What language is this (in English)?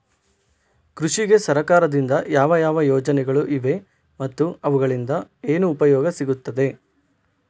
Kannada